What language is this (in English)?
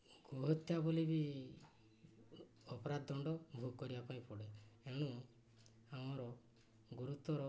Odia